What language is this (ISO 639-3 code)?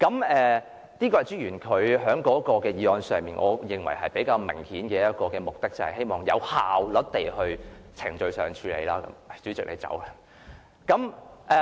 yue